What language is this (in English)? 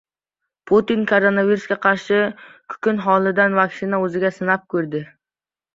Uzbek